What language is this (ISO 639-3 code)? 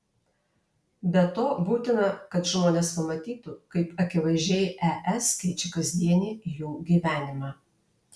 lit